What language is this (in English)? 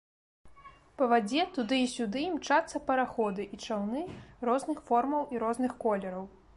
Belarusian